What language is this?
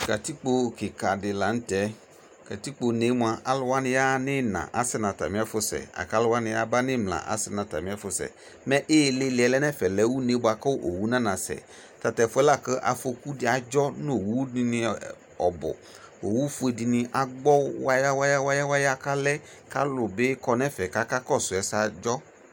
Ikposo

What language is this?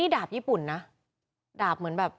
Thai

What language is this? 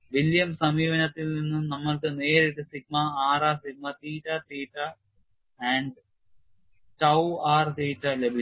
Malayalam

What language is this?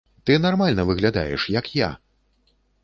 Belarusian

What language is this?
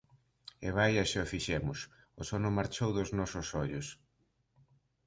Galician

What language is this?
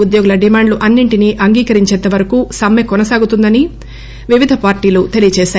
Telugu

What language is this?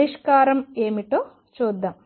Telugu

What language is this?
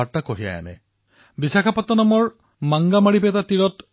Assamese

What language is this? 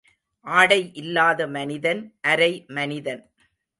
Tamil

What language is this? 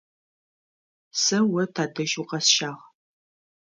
Adyghe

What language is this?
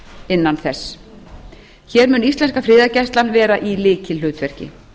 Icelandic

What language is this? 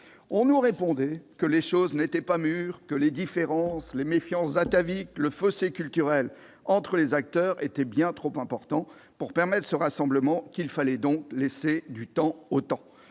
French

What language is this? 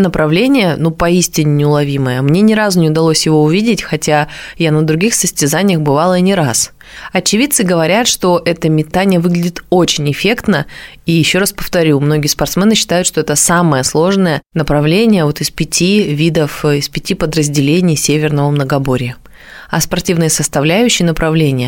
Russian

